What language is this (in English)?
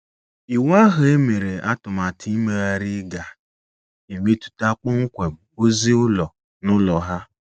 Igbo